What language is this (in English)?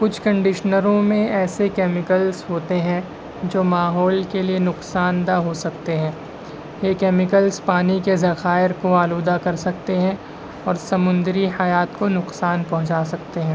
Urdu